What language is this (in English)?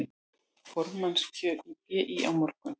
Icelandic